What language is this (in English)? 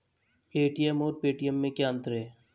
Hindi